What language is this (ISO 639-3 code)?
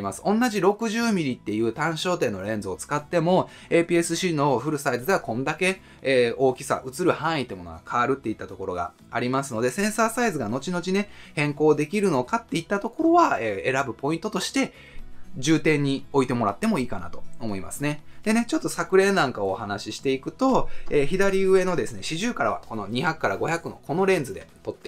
jpn